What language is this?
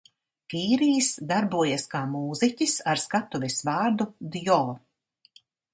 Latvian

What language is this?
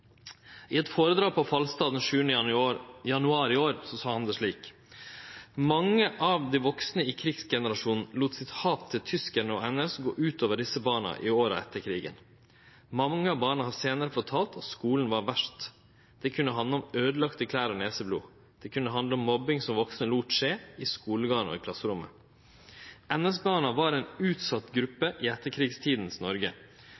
Norwegian Nynorsk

